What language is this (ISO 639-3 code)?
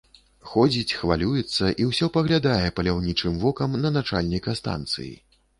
bel